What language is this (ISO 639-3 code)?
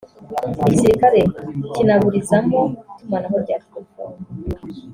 kin